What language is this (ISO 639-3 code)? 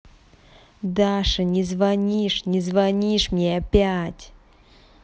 rus